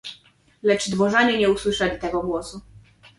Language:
Polish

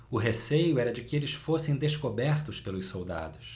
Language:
Portuguese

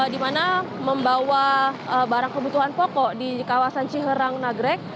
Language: Indonesian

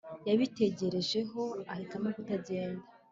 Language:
Kinyarwanda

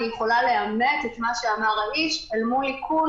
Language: Hebrew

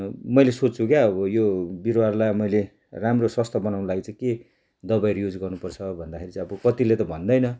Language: Nepali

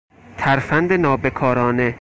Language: Persian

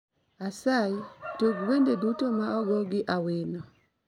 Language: Luo (Kenya and Tanzania)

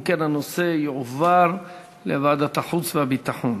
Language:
Hebrew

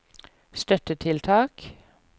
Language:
Norwegian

